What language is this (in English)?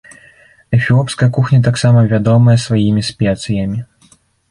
Belarusian